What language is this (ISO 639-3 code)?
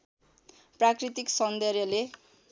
nep